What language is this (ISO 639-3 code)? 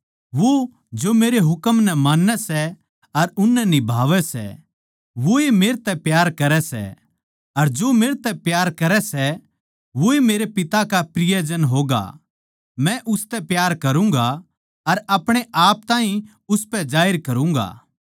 bgc